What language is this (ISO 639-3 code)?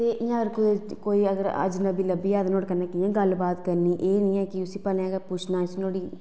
doi